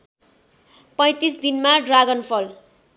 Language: Nepali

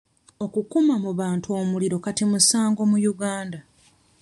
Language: Ganda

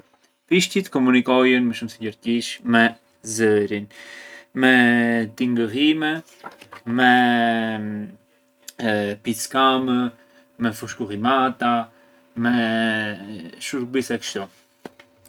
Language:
Arbëreshë Albanian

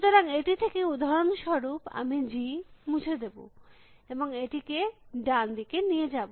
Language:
Bangla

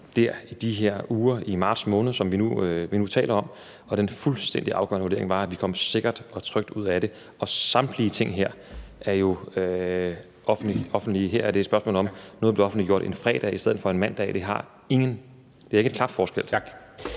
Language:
Danish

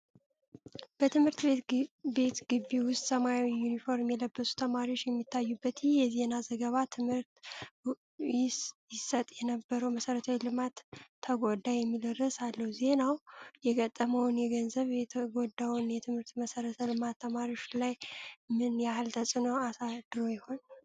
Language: Amharic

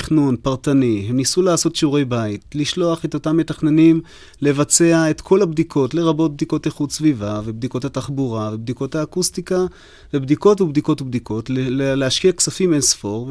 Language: Hebrew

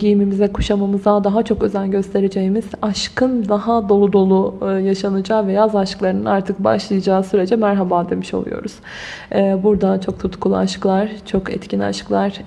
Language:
Turkish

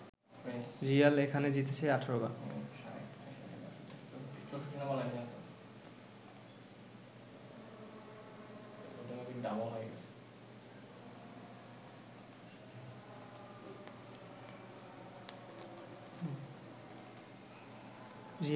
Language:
Bangla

